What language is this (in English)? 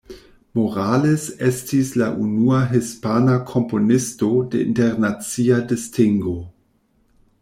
Esperanto